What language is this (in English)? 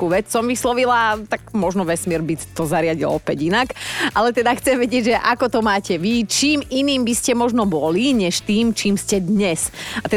Slovak